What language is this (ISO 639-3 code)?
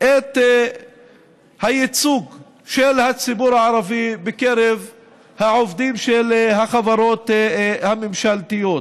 heb